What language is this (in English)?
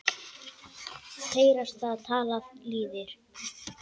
Icelandic